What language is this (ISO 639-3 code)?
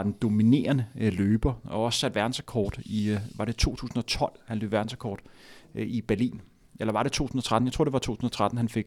dan